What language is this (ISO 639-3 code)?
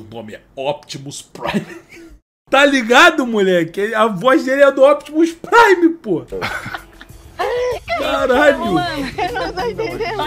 por